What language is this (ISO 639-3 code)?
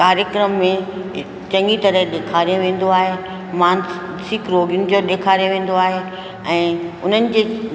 snd